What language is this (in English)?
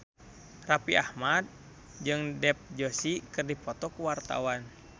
Sundanese